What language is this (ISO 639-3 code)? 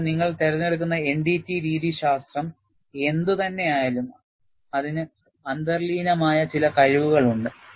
mal